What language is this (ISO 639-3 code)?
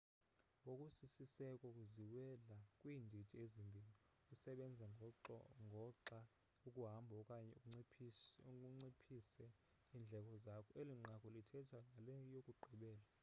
xho